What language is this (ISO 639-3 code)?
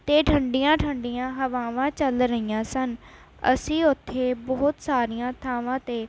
pan